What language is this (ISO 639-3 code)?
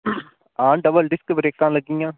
doi